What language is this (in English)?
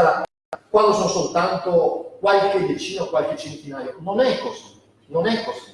Italian